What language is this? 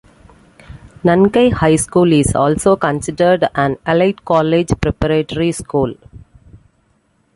English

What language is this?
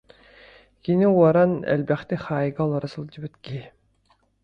Yakut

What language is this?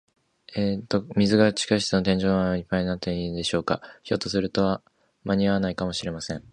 Japanese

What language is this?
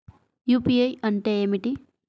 Telugu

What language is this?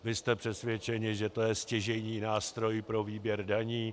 Czech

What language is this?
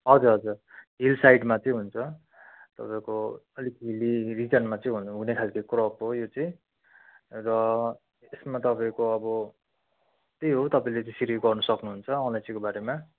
Nepali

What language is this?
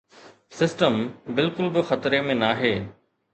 Sindhi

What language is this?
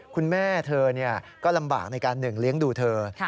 Thai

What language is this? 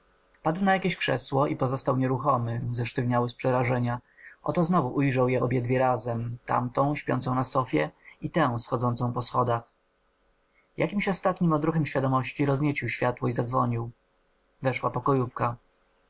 Polish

